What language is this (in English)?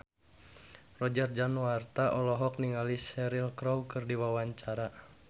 Sundanese